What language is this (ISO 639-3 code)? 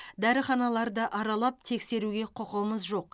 kaz